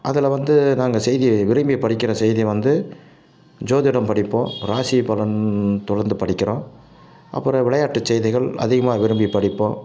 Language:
Tamil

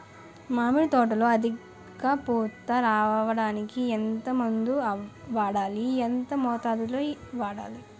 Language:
Telugu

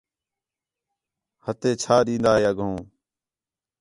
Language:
Khetrani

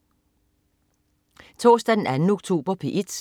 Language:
Danish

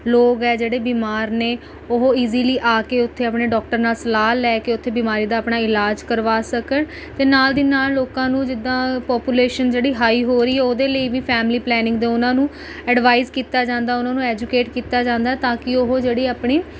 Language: Punjabi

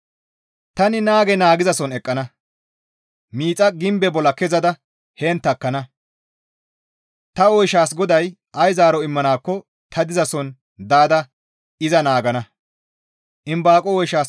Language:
Gamo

